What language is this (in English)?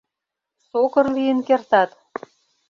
Mari